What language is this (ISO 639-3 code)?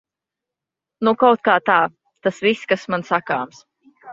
lav